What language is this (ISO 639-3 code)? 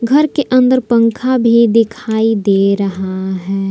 hin